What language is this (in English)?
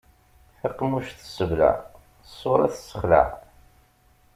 Kabyle